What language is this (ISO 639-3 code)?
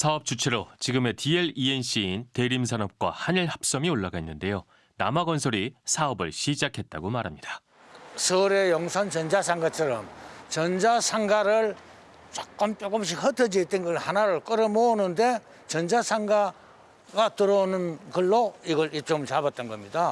kor